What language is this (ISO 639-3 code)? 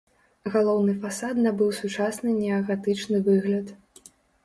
bel